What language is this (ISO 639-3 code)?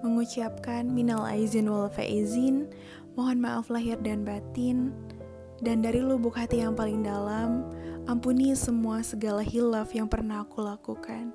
ind